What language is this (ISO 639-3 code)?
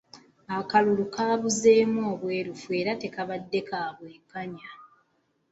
lug